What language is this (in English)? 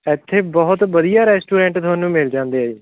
Punjabi